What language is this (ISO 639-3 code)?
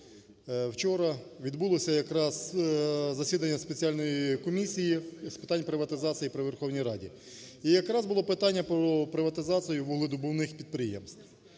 ukr